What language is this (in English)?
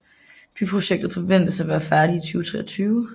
Danish